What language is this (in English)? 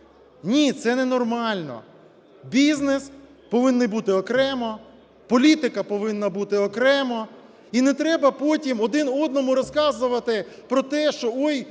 Ukrainian